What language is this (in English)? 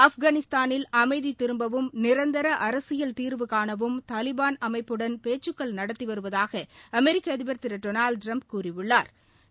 Tamil